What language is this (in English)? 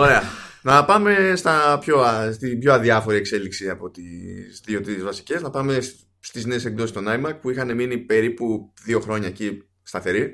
Greek